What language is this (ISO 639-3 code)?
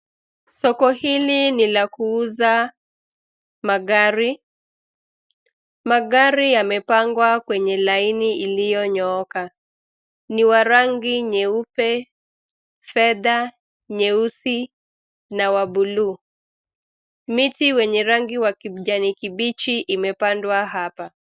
swa